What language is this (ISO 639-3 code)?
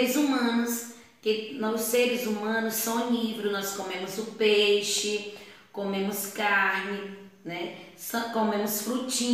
por